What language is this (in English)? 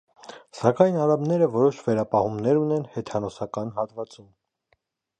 Armenian